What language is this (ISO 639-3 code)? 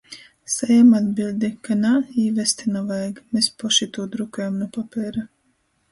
ltg